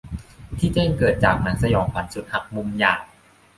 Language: Thai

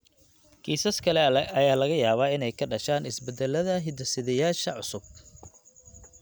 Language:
Somali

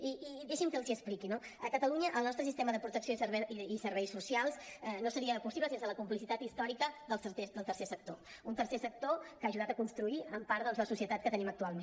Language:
Catalan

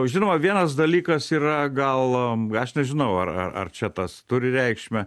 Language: Lithuanian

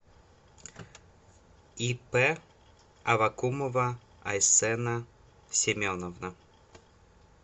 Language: Russian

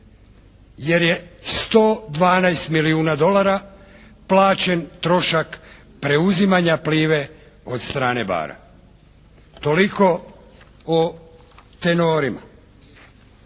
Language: Croatian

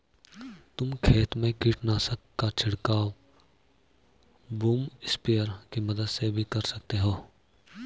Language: Hindi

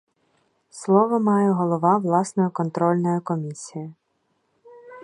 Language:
Ukrainian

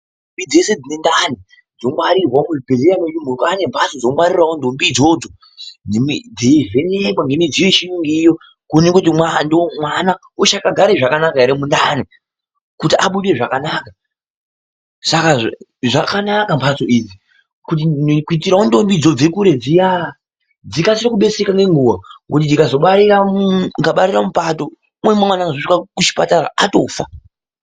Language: Ndau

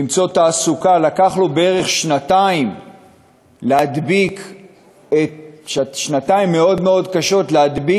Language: Hebrew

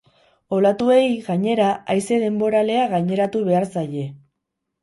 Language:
Basque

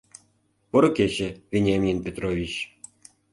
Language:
Mari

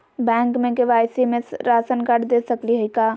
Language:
Magahi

